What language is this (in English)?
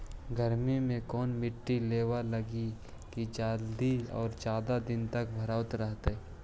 Magahi